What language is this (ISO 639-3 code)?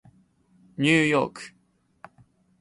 jpn